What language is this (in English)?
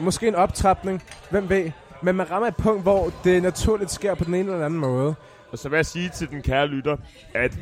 Danish